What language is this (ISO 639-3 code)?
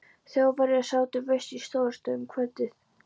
isl